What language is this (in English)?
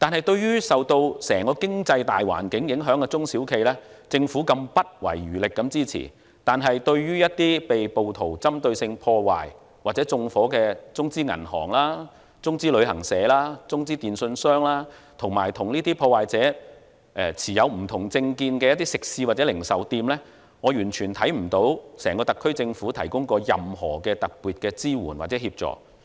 Cantonese